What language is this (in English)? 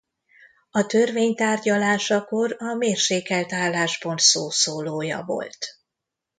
Hungarian